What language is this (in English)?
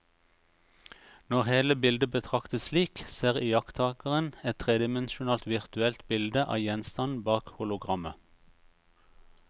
Norwegian